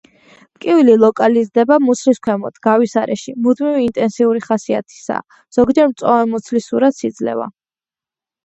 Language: Georgian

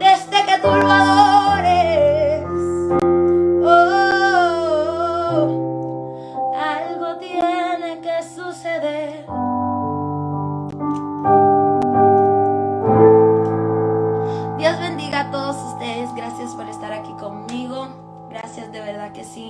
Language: Spanish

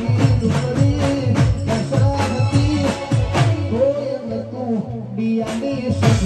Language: Arabic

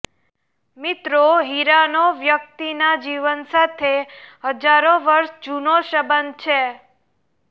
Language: Gujarati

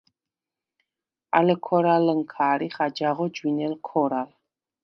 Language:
Svan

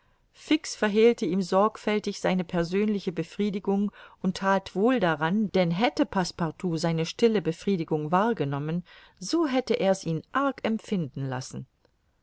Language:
German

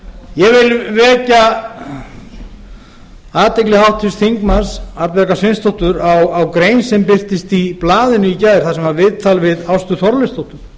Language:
Icelandic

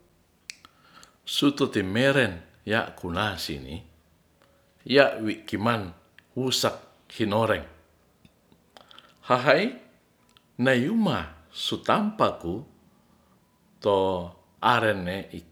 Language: Ratahan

